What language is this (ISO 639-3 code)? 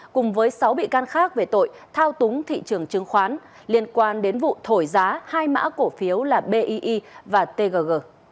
vie